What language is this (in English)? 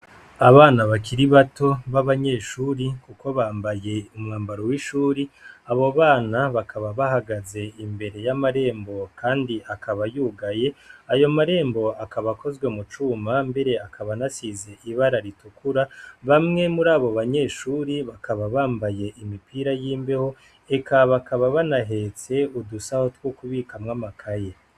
Rundi